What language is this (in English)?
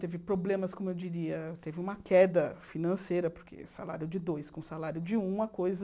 Portuguese